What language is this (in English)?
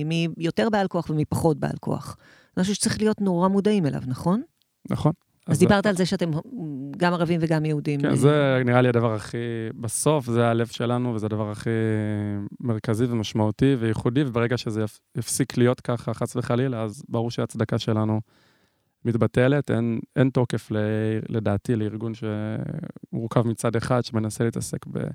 Hebrew